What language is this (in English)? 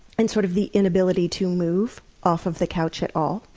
English